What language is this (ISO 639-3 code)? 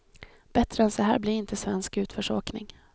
swe